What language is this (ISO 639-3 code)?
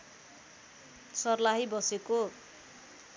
nep